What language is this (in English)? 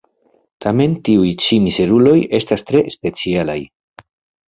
Esperanto